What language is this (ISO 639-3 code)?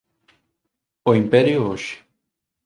glg